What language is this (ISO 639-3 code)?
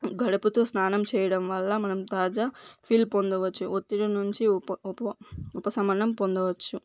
tel